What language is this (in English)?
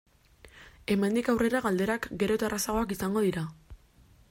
Basque